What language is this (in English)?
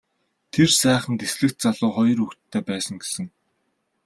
Mongolian